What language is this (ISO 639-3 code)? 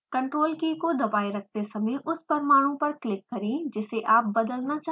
hin